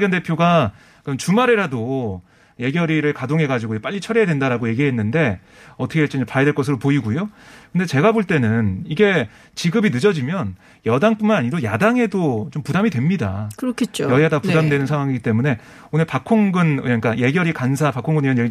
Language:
Korean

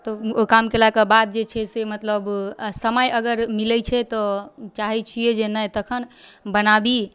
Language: Maithili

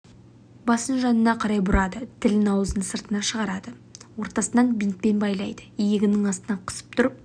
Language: Kazakh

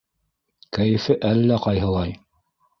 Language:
Bashkir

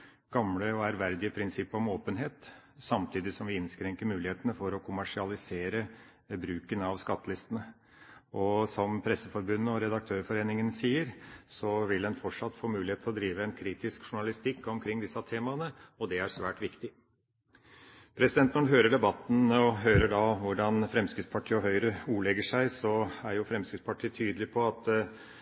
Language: Norwegian Bokmål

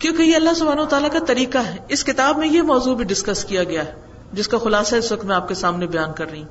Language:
Urdu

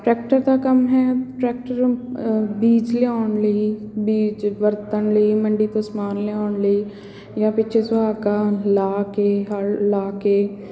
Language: Punjabi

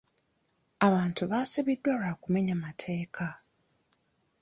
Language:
Ganda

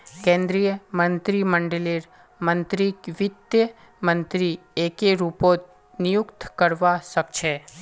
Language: Magahi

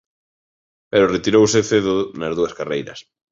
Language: Galician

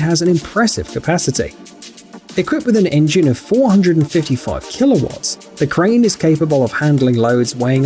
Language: English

